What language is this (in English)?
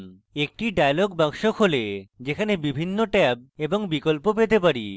Bangla